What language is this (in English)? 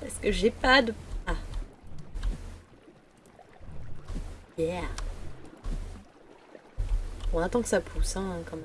French